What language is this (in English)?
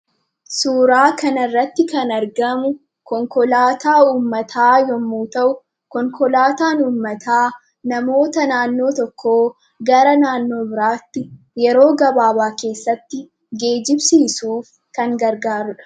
Oromo